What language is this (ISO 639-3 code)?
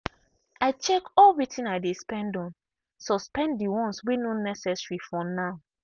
pcm